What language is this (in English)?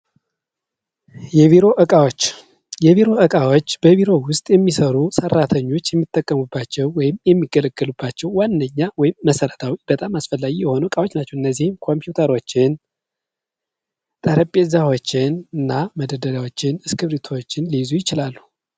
Amharic